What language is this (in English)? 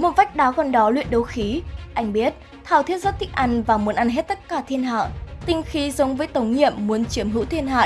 Vietnamese